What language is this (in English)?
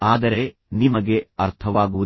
Kannada